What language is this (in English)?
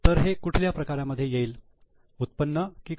Marathi